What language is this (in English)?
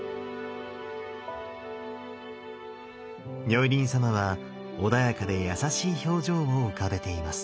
Japanese